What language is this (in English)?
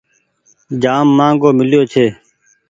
Goaria